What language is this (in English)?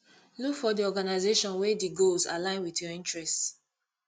Nigerian Pidgin